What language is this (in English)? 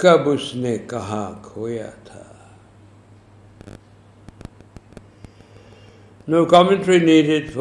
Urdu